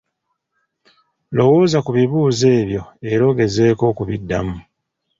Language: Ganda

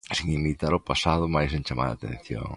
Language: Galician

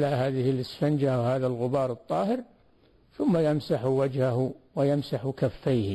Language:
Arabic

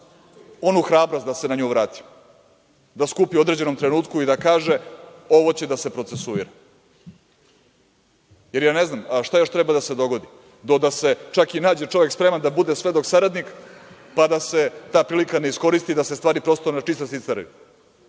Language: Serbian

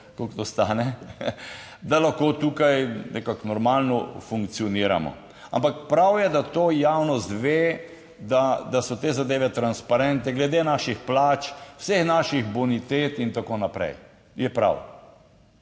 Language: Slovenian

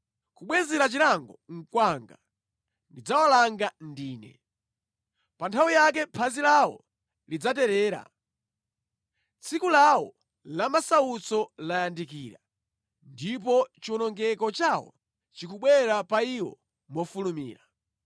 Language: Nyanja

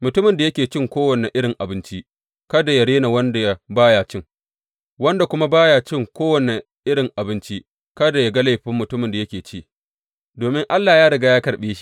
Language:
Hausa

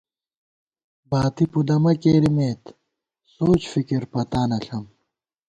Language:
Gawar-Bati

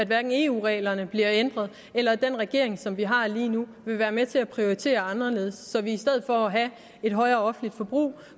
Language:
Danish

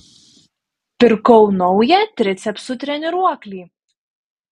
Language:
Lithuanian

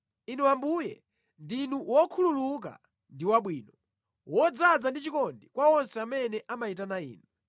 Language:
Nyanja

